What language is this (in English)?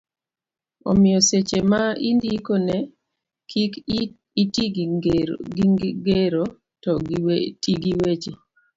Luo (Kenya and Tanzania)